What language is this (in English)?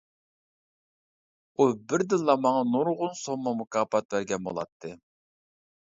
Uyghur